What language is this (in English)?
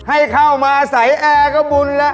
Thai